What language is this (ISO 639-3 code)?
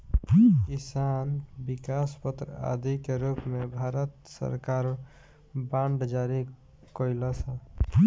bho